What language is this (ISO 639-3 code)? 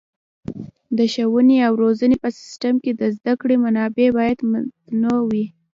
pus